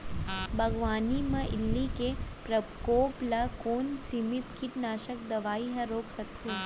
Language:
Chhattisgarhi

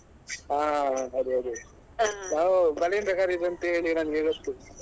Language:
Kannada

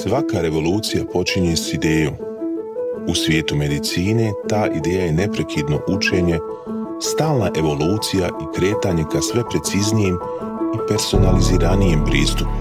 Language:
Croatian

